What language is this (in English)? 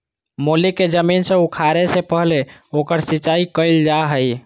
Magahi